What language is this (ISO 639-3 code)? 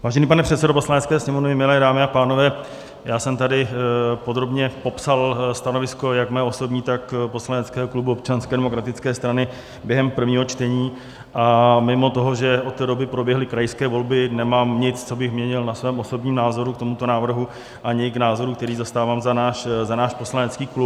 ces